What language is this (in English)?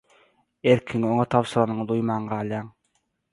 Turkmen